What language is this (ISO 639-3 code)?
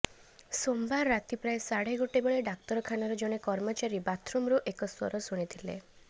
ori